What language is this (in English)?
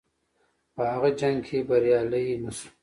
Pashto